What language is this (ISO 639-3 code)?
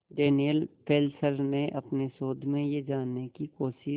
hin